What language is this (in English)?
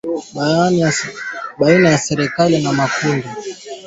Swahili